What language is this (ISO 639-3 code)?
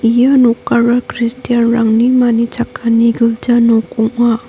grt